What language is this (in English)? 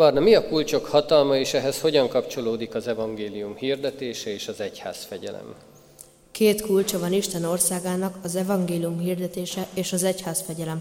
Hungarian